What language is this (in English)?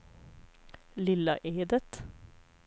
Swedish